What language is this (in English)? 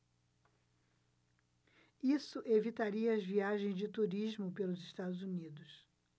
Portuguese